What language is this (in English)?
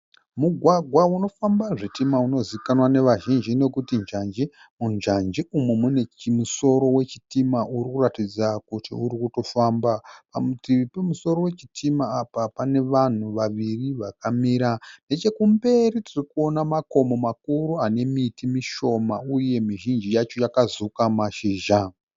Shona